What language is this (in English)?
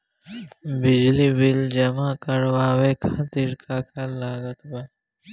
Bhojpuri